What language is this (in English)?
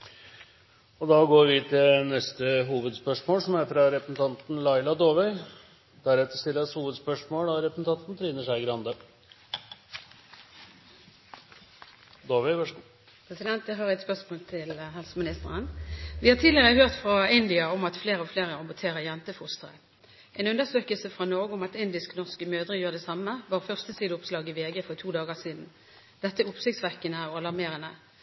Norwegian